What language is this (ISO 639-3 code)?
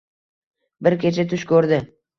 uzb